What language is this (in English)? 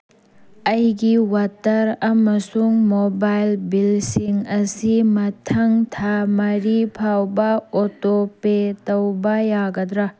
Manipuri